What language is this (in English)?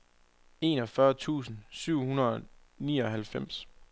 Danish